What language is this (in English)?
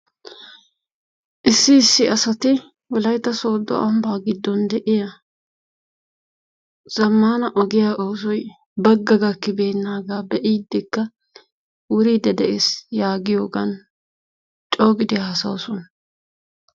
Wolaytta